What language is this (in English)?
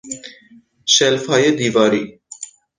Persian